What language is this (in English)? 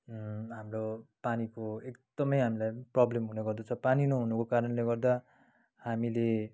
Nepali